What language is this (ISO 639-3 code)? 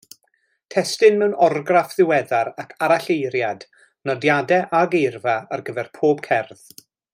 cym